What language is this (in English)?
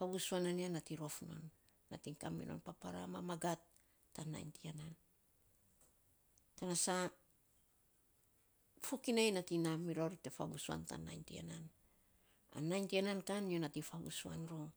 Saposa